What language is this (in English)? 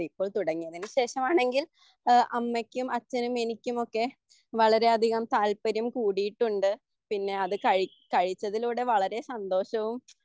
Malayalam